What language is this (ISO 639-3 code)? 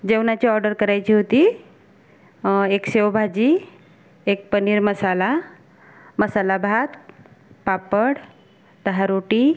mar